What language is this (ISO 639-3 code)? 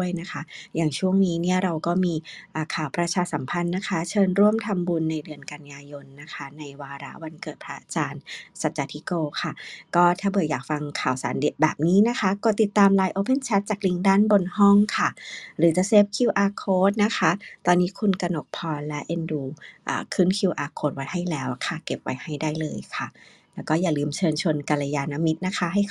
tha